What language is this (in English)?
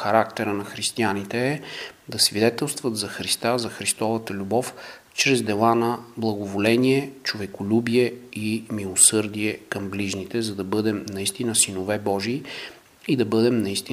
Bulgarian